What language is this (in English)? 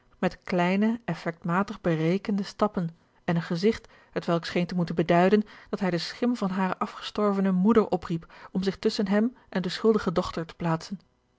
Dutch